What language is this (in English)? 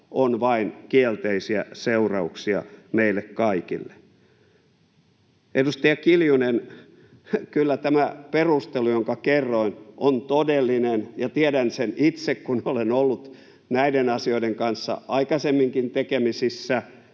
Finnish